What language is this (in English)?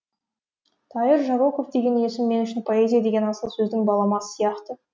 Kazakh